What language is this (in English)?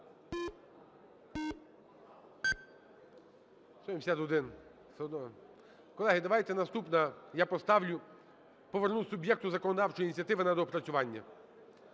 Ukrainian